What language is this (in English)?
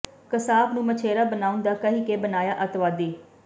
Punjabi